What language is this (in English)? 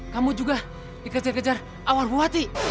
Indonesian